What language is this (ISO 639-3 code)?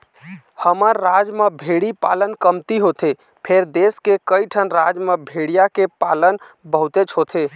hne